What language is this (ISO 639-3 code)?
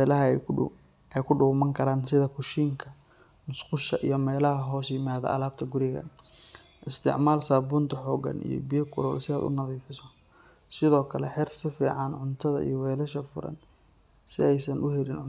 som